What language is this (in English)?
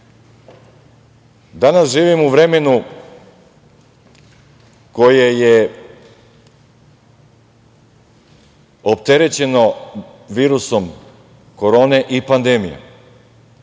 Serbian